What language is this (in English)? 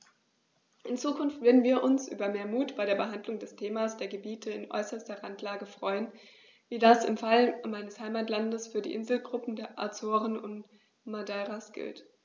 German